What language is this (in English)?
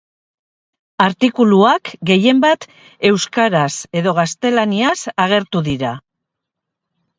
Basque